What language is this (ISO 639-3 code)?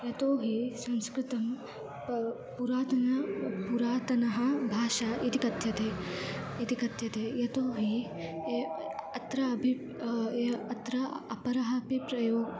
san